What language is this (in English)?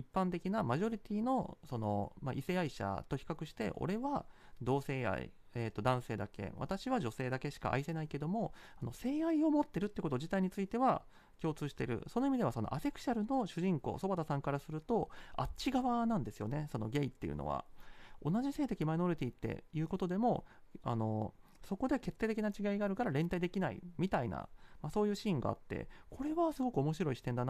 Japanese